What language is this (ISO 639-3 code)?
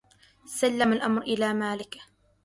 ara